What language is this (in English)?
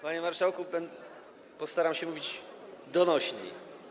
Polish